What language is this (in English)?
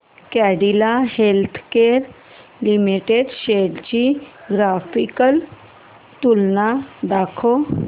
Marathi